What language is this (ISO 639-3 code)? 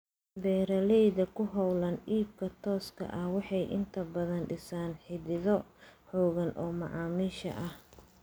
som